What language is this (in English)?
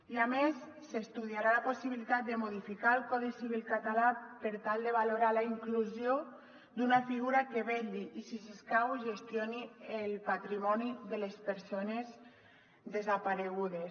Catalan